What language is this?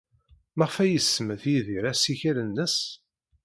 Kabyle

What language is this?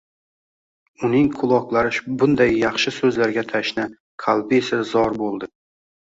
Uzbek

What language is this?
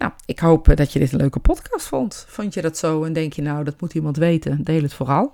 Dutch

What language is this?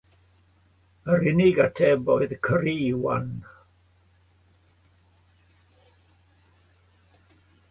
Welsh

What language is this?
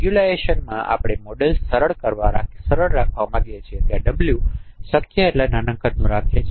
Gujarati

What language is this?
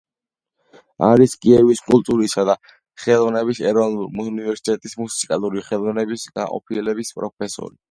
Georgian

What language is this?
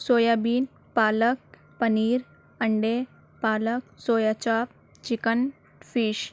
Urdu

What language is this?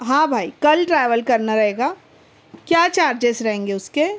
Urdu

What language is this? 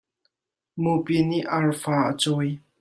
Hakha Chin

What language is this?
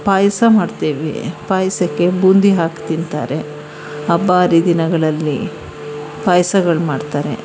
Kannada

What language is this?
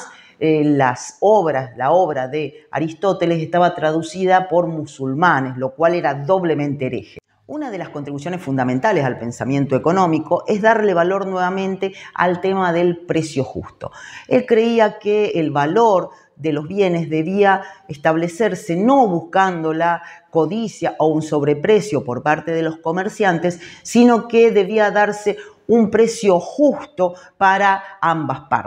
Spanish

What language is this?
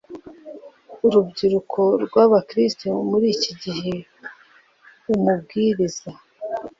Kinyarwanda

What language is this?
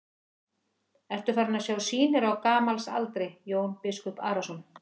Icelandic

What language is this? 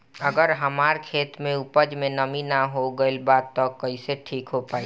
Bhojpuri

